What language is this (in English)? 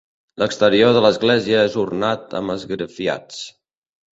Catalan